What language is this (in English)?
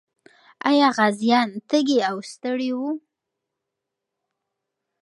Pashto